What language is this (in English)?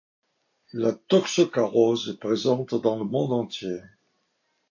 French